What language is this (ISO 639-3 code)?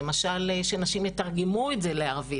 heb